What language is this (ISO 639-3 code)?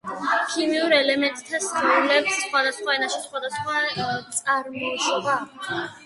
kat